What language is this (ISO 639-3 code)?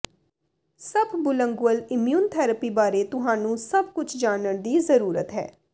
pan